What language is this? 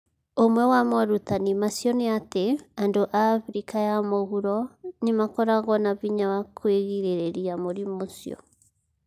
Kikuyu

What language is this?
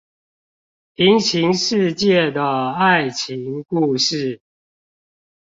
Chinese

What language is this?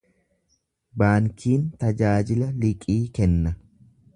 Oromo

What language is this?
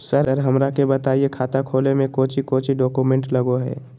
Magahi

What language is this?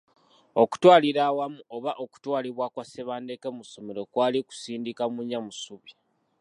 Ganda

